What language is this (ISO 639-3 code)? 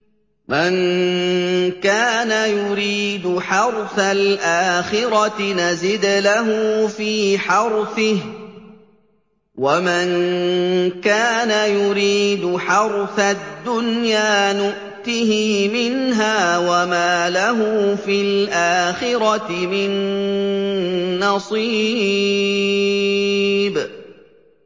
ara